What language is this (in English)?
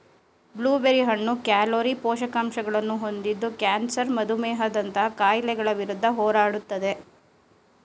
Kannada